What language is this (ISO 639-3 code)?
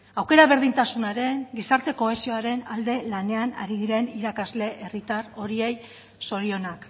eus